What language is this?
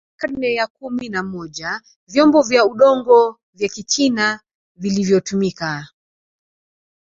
Swahili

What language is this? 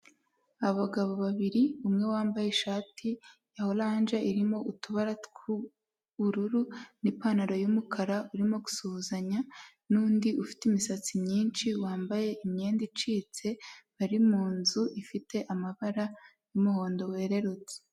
Kinyarwanda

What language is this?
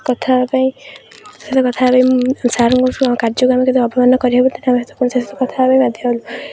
Odia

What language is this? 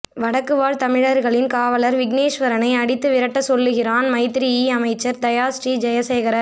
Tamil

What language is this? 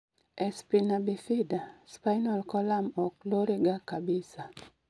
Luo (Kenya and Tanzania)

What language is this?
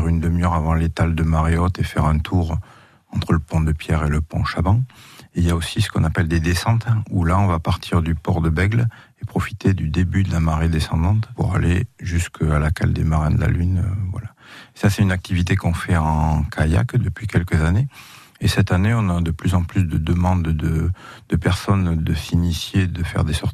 French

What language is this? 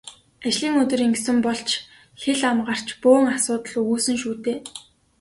Mongolian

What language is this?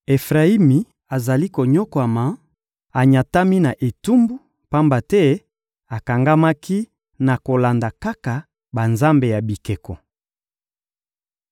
Lingala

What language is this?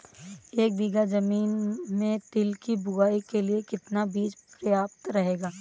Hindi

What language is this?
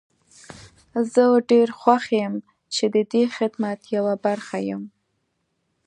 Pashto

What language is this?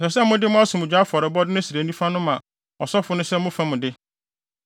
Akan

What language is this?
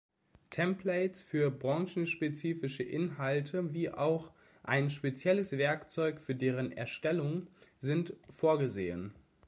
German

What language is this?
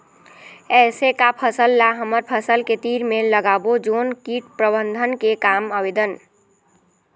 Chhattisgarhi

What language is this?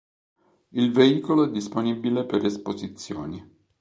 Italian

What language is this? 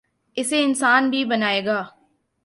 Urdu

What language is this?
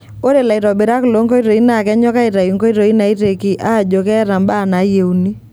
Masai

